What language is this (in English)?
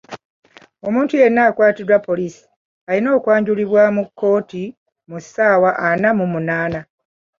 Ganda